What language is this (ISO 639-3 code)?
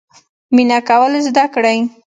pus